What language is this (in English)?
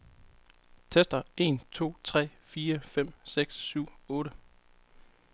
Danish